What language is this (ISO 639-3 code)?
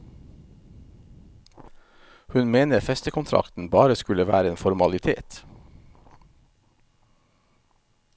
nor